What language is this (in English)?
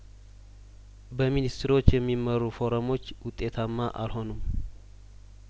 Amharic